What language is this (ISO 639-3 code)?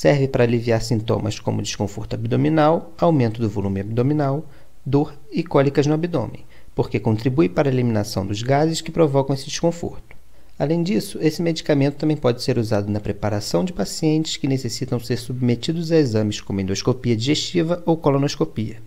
por